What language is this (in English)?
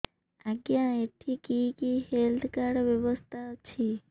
Odia